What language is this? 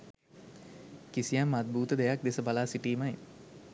Sinhala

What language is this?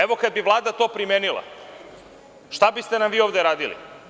Serbian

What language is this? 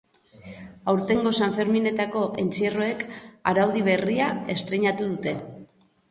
Basque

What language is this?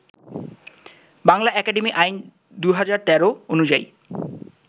Bangla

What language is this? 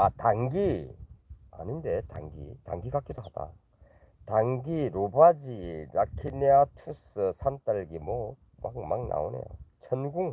Korean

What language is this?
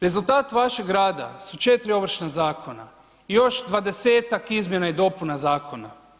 Croatian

